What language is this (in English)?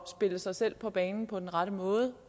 Danish